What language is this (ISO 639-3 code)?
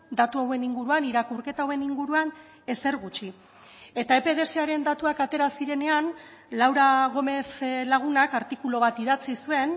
eus